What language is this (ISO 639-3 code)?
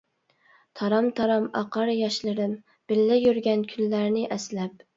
uig